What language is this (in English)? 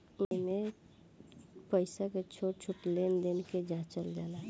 Bhojpuri